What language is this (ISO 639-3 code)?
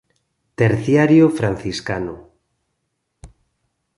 glg